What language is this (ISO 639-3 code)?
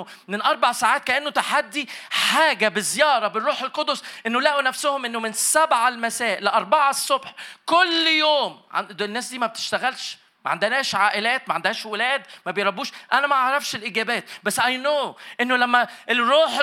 ara